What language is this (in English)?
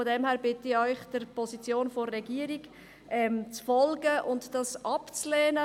Swiss German